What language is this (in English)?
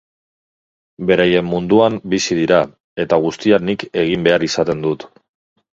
Basque